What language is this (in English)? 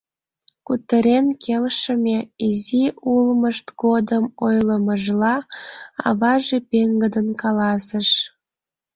Mari